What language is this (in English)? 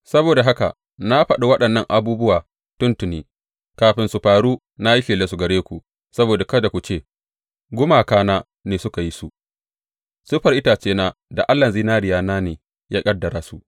Hausa